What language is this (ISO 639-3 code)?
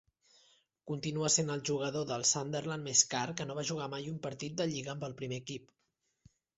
cat